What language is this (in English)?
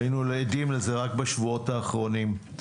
Hebrew